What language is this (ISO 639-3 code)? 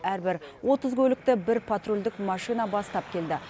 kaz